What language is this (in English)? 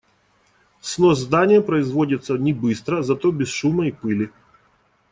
Russian